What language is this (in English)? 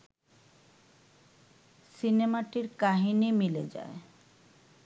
Bangla